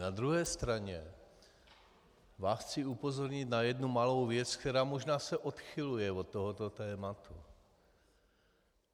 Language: Czech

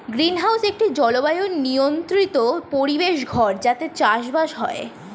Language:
Bangla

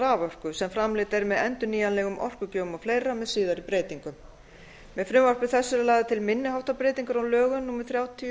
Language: Icelandic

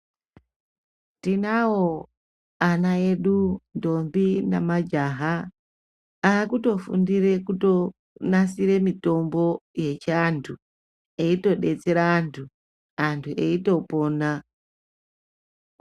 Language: Ndau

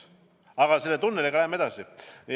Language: Estonian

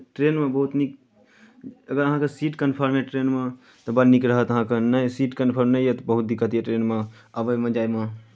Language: Maithili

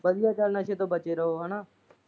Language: Punjabi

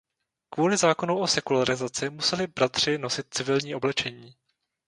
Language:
Czech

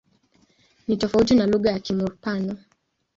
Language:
Swahili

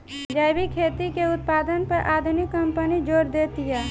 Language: Bhojpuri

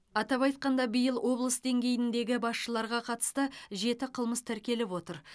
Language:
Kazakh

